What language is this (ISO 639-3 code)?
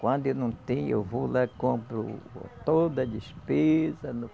por